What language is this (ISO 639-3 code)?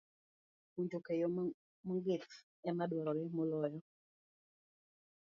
luo